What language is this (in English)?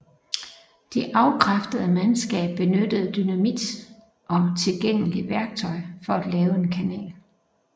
Danish